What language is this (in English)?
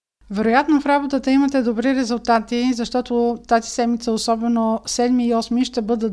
Bulgarian